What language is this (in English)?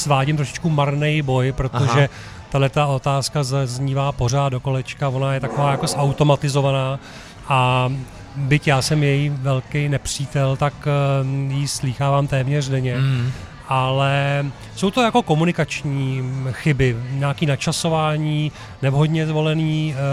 Czech